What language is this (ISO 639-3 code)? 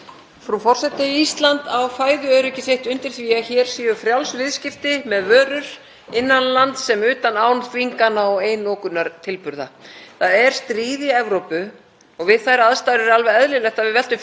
isl